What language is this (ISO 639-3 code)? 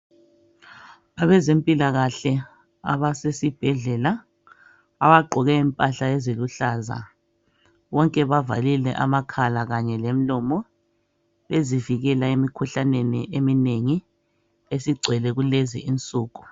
nde